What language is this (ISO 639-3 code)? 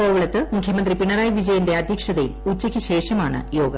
mal